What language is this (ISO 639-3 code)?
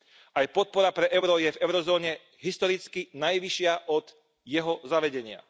slk